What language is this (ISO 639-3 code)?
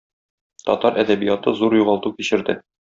tat